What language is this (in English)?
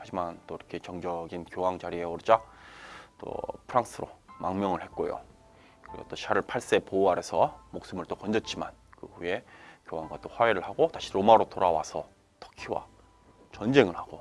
Korean